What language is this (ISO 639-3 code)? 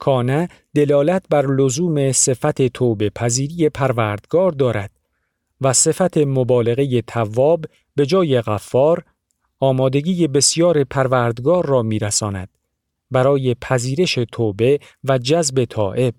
fas